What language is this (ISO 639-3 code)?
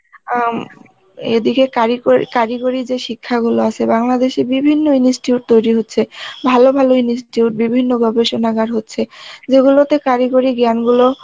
ben